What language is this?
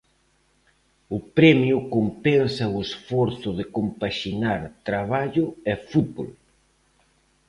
Galician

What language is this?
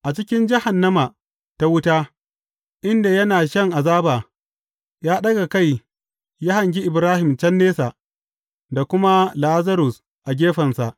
Hausa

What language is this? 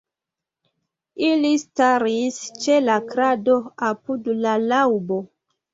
Esperanto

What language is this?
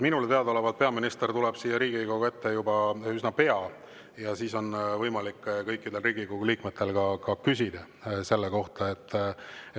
Estonian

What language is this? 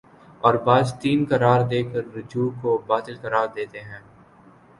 Urdu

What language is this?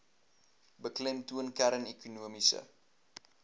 Afrikaans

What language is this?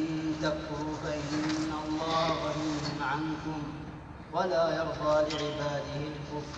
Arabic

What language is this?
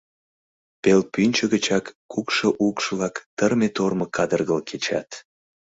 Mari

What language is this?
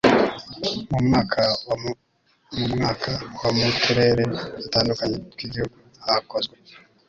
Kinyarwanda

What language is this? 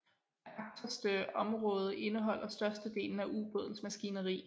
Danish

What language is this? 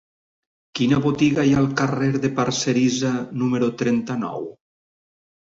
Catalan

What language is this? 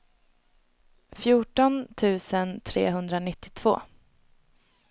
Swedish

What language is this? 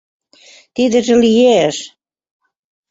Mari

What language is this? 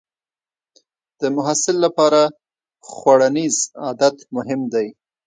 Pashto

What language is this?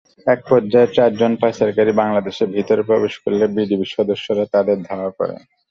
Bangla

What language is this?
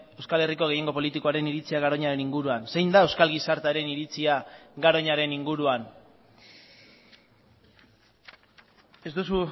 Basque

